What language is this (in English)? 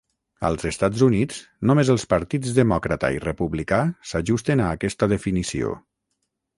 Catalan